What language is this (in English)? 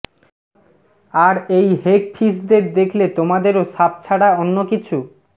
Bangla